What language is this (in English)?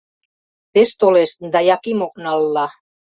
Mari